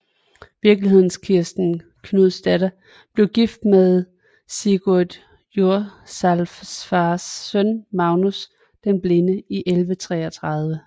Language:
Danish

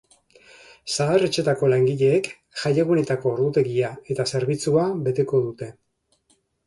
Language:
Basque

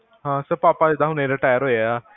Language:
Punjabi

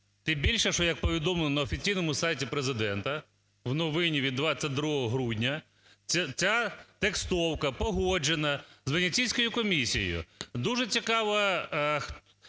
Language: Ukrainian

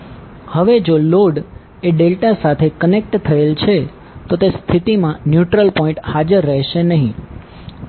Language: Gujarati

